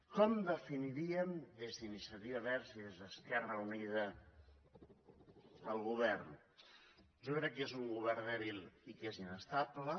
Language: Catalan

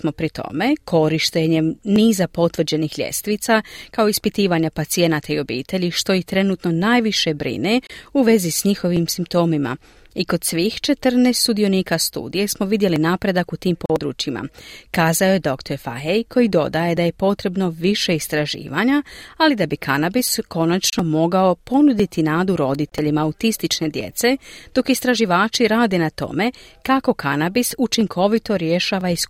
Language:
Croatian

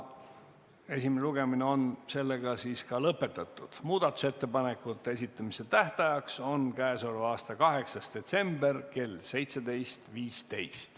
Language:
Estonian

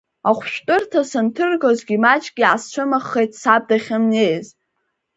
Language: Abkhazian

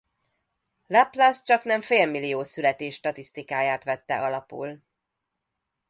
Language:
Hungarian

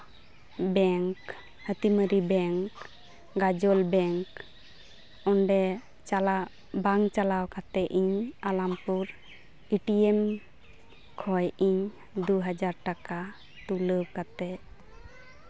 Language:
Santali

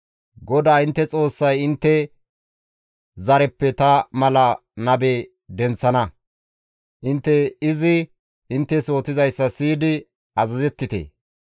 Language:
Gamo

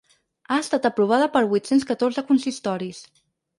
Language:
Catalan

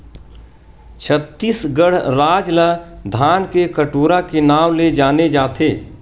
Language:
Chhattisgarhi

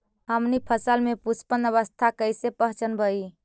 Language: Magahi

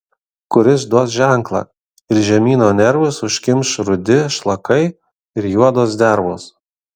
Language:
Lithuanian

